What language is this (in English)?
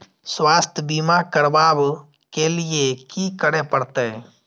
Maithili